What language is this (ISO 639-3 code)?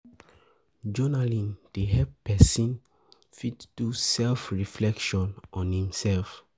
pcm